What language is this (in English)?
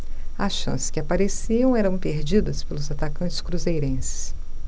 Portuguese